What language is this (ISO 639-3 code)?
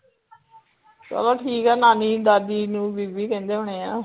pan